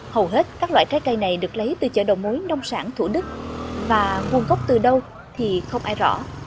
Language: Vietnamese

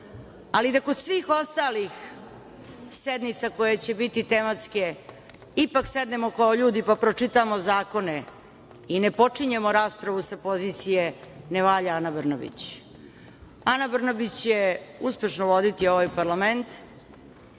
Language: Serbian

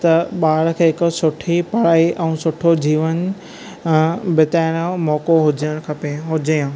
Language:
Sindhi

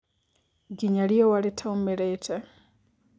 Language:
Kikuyu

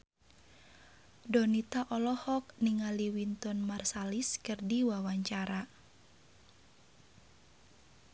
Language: Sundanese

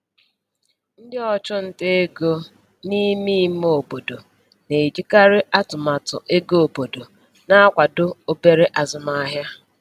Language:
Igbo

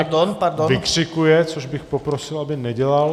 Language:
Czech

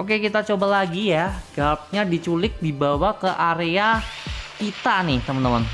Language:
Indonesian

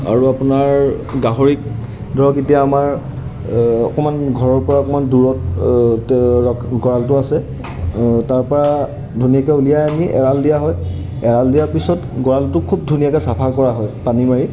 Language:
Assamese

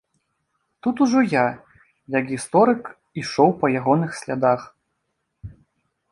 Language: Belarusian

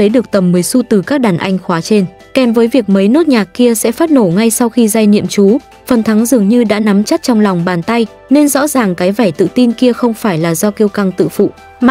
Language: Vietnamese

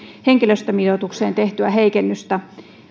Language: Finnish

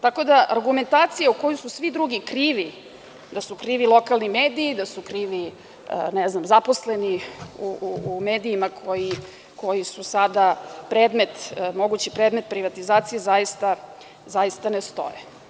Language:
Serbian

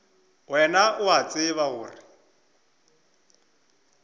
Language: Northern Sotho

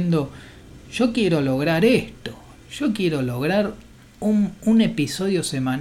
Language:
Spanish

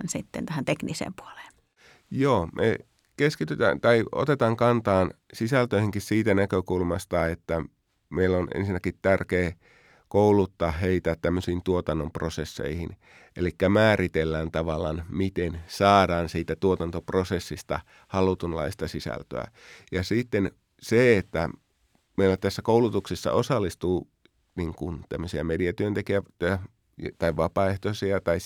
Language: Finnish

